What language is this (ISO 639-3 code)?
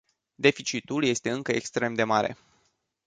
ron